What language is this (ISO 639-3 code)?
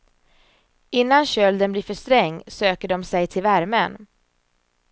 swe